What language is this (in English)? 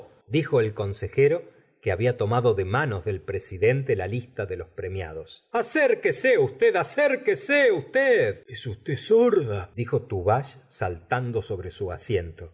Spanish